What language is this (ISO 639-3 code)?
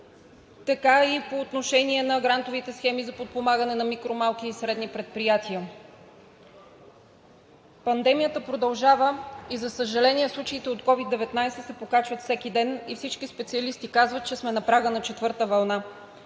bul